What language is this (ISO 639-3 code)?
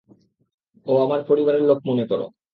ben